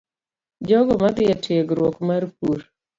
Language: Luo (Kenya and Tanzania)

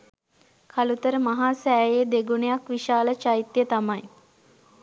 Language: Sinhala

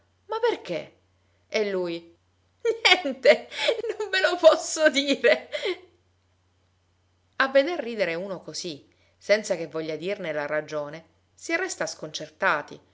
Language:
Italian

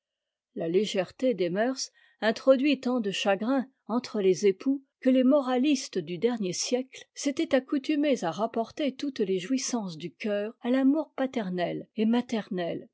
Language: French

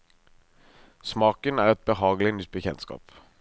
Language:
Norwegian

